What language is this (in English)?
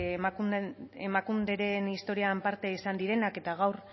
Basque